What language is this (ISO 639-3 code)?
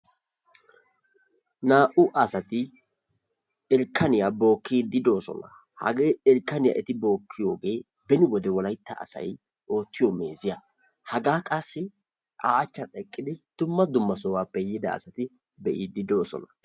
wal